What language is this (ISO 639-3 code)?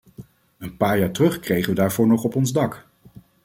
nld